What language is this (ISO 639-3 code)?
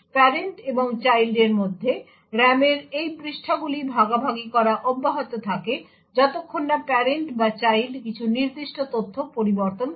ben